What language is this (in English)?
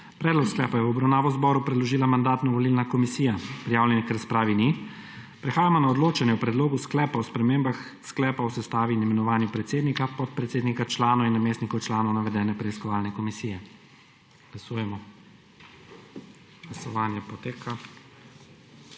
Slovenian